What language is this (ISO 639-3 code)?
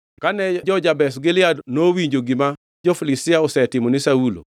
luo